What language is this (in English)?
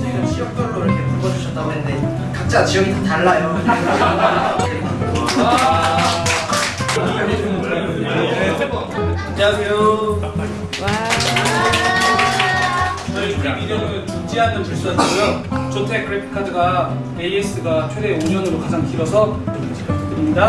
Korean